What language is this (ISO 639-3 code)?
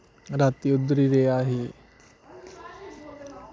doi